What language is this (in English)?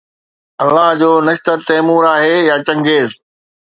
Sindhi